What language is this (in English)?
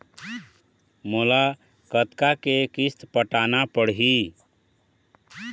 Chhattisgarhi